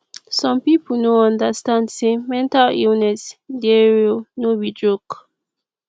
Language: Nigerian Pidgin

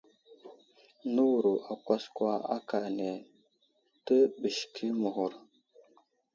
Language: Wuzlam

